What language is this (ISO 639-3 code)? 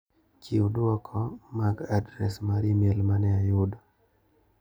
luo